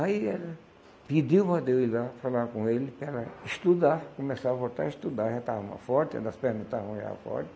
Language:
Portuguese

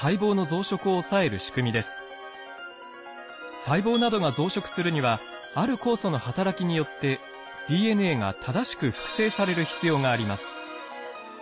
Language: Japanese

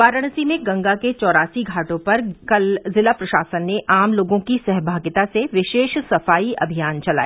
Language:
Hindi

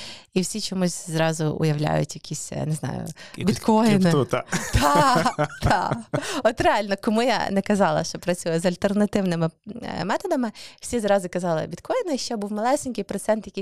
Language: Ukrainian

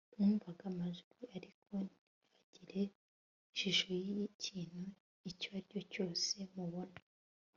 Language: Kinyarwanda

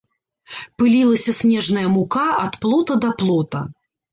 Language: Belarusian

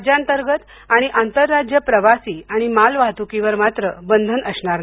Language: Marathi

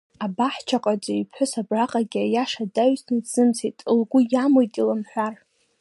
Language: Abkhazian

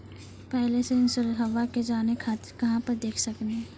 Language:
Maithili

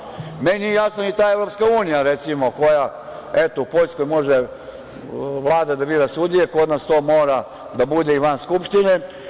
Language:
Serbian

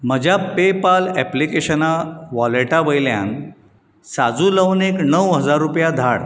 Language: Konkani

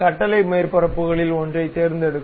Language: Tamil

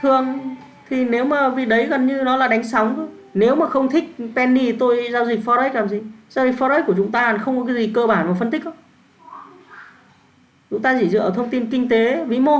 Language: Vietnamese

